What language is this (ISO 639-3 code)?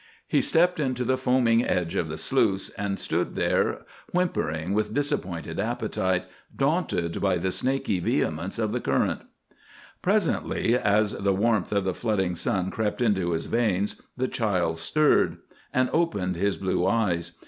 eng